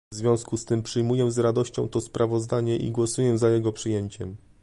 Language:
Polish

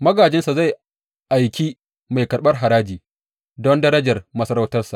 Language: Hausa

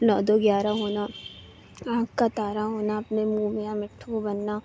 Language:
Urdu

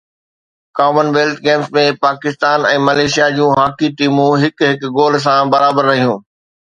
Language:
Sindhi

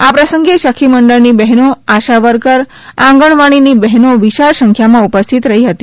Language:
Gujarati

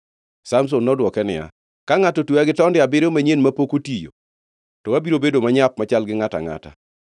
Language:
Luo (Kenya and Tanzania)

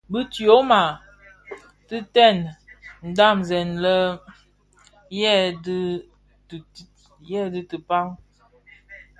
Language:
Bafia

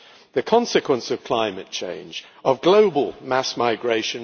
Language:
English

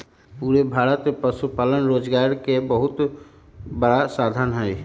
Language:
Magahi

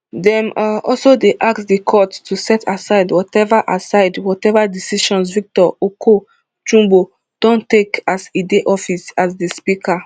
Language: Nigerian Pidgin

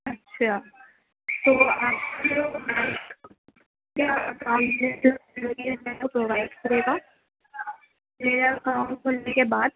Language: Urdu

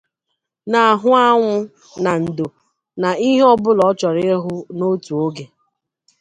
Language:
Igbo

